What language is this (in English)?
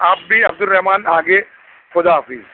Urdu